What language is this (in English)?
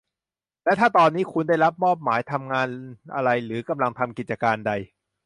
Thai